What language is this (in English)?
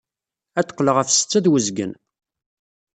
Kabyle